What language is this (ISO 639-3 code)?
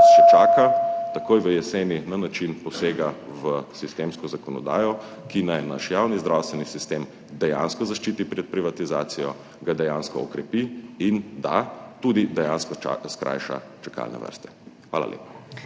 slv